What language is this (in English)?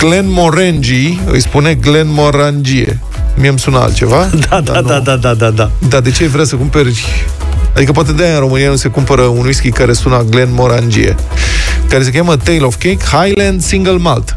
Romanian